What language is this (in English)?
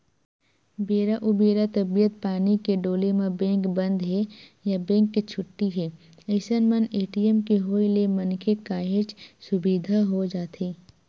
Chhattisgarhi